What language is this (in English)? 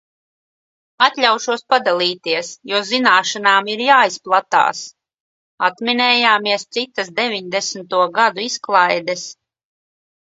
Latvian